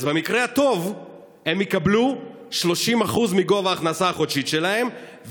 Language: Hebrew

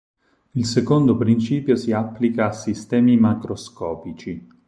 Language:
Italian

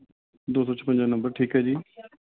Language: Punjabi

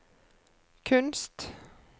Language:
Norwegian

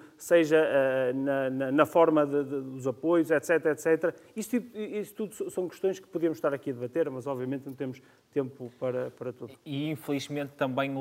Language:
Portuguese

